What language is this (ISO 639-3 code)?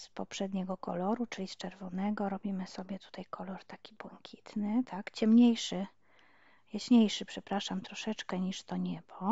pol